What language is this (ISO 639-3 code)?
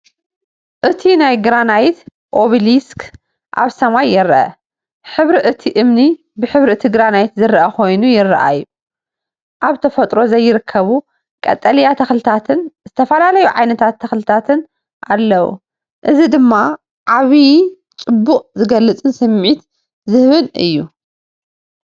tir